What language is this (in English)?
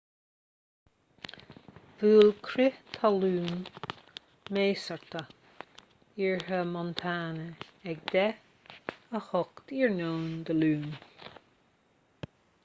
Irish